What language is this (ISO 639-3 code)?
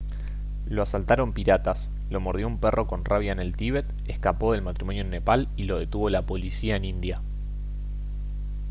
spa